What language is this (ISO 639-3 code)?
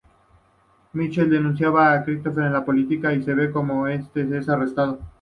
spa